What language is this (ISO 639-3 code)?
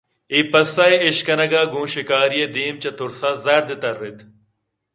bgp